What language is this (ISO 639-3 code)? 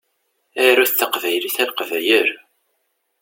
kab